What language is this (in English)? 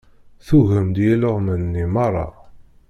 Kabyle